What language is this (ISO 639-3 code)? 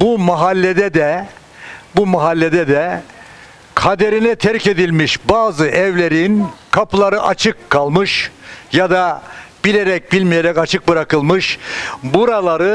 tur